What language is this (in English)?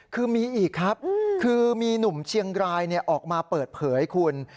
Thai